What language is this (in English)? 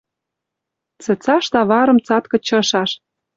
Western Mari